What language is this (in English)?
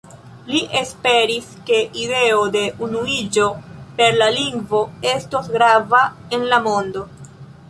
Esperanto